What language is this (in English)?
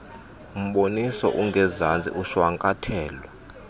Xhosa